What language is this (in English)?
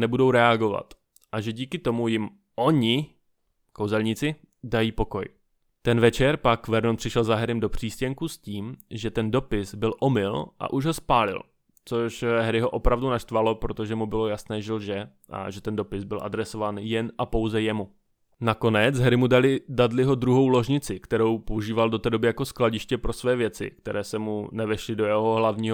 Czech